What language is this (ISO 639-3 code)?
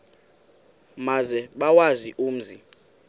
xho